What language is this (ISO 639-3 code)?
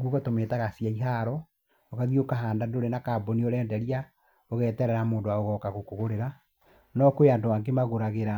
kik